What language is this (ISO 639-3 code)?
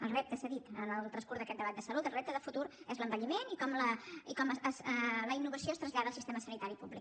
cat